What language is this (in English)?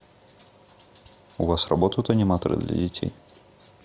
Russian